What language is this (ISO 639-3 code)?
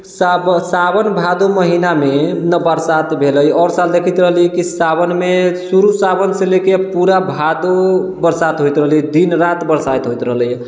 mai